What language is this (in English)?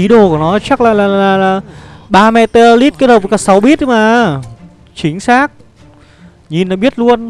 Vietnamese